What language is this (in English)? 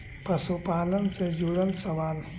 Magahi